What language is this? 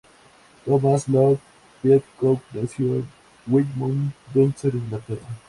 Spanish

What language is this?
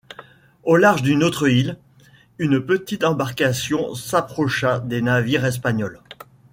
French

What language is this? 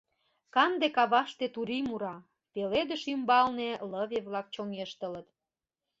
Mari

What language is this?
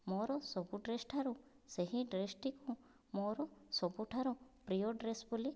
Odia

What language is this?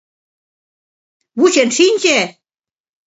Mari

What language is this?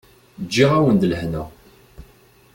Kabyle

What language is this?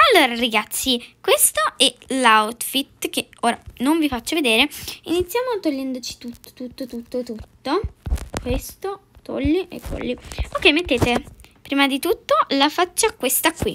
Italian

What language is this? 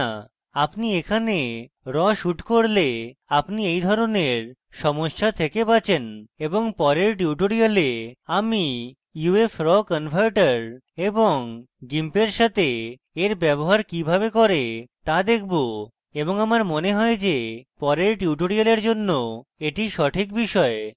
Bangla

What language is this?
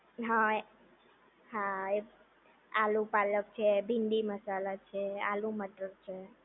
Gujarati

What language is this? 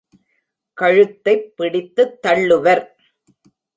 Tamil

